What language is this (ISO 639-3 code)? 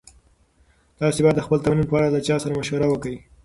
pus